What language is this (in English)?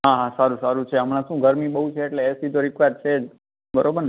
Gujarati